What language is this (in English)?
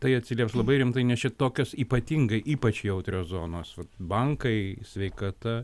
Lithuanian